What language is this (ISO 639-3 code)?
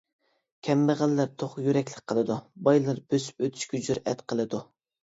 uig